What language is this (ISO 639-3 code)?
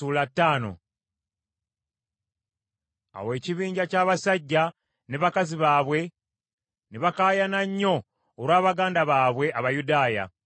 lug